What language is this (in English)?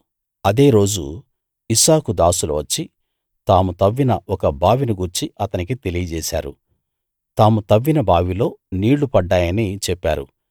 Telugu